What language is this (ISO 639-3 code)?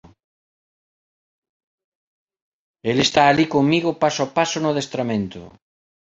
glg